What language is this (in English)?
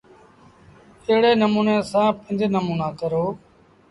Sindhi Bhil